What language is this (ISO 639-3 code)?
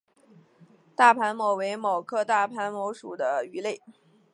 zho